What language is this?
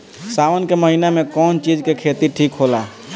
Bhojpuri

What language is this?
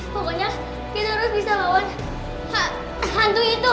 Indonesian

